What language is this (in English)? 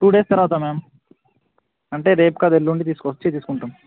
Telugu